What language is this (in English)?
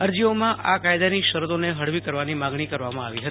Gujarati